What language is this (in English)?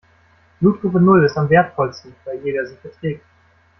German